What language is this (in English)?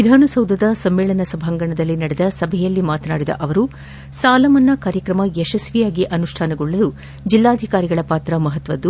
Kannada